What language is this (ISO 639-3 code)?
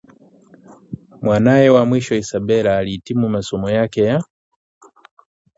swa